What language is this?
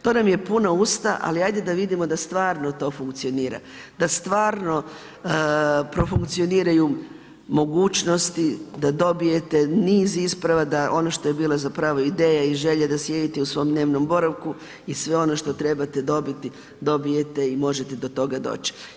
Croatian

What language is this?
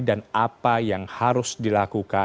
Indonesian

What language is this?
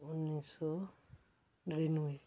Dogri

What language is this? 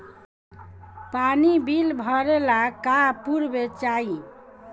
Bhojpuri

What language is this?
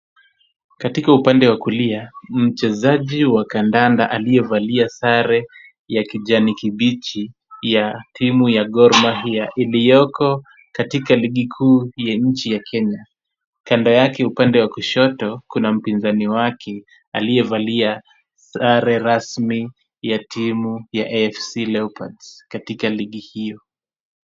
Swahili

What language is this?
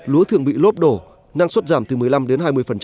Vietnamese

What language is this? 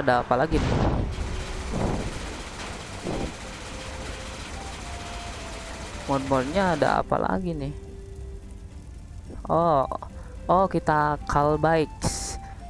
Indonesian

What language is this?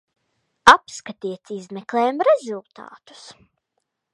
Latvian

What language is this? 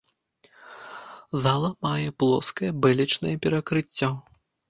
Belarusian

